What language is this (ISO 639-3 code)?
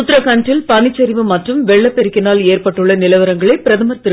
tam